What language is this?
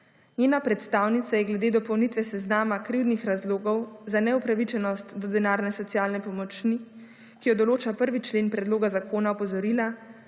Slovenian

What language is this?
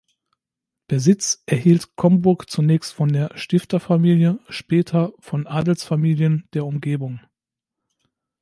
German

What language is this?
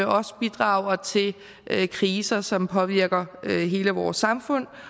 Danish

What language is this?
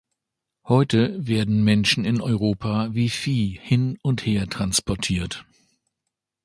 German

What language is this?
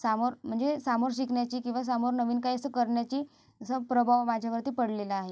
Marathi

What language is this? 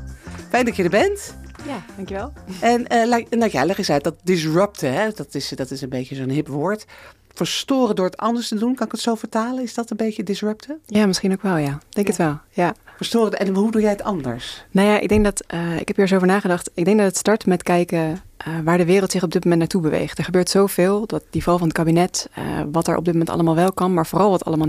Dutch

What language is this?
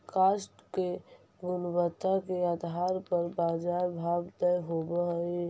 Magahi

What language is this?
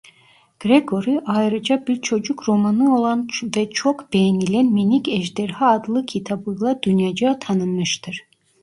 Turkish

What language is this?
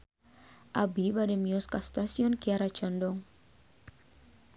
Sundanese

